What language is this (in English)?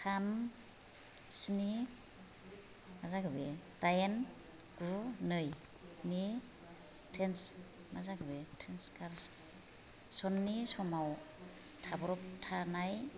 Bodo